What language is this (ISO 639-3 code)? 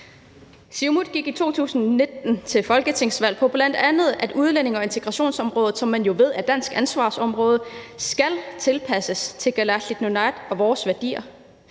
dan